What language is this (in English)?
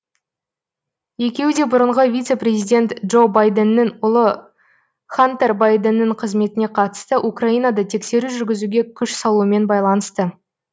Kazakh